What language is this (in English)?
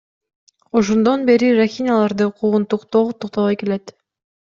Kyrgyz